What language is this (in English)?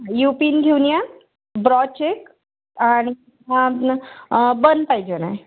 Marathi